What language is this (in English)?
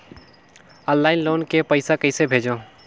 Chhattisgarhi